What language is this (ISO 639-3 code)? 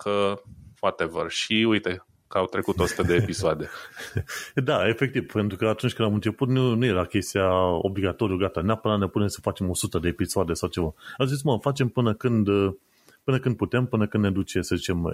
ron